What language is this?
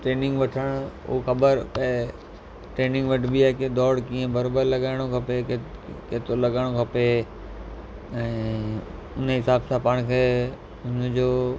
Sindhi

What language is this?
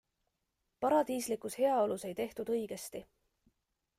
Estonian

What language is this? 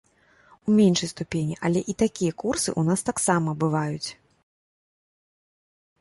Belarusian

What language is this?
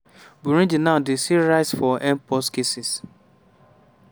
Nigerian Pidgin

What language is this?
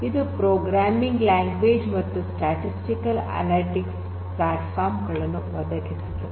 Kannada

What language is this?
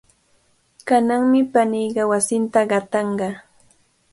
Cajatambo North Lima Quechua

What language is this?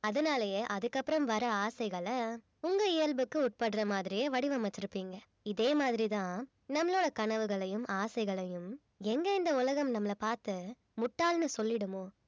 Tamil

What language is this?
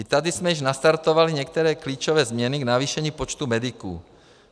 Czech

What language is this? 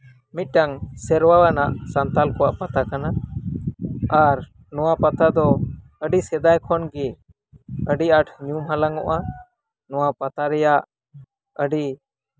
Santali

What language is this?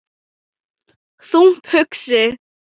Icelandic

